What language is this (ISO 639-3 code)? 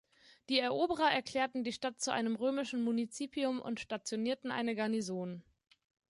deu